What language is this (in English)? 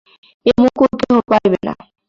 Bangla